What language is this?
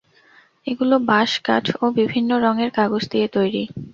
Bangla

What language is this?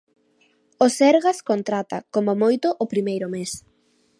Galician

